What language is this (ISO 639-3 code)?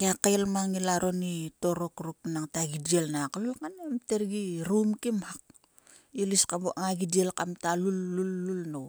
sua